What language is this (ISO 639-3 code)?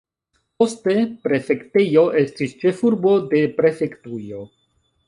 epo